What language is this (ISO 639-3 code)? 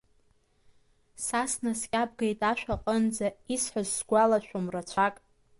abk